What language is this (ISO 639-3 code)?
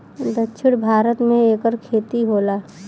bho